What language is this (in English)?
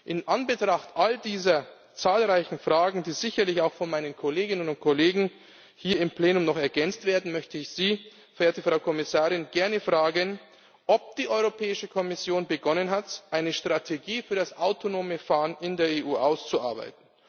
German